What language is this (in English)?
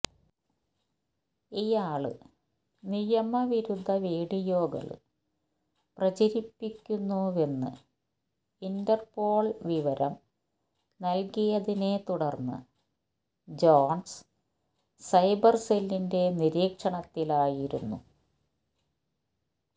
Malayalam